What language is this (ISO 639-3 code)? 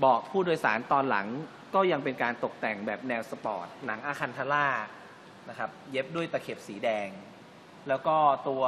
tha